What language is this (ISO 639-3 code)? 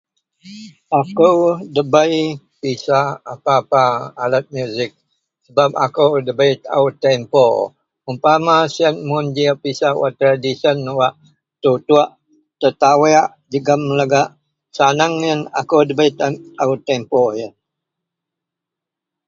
mel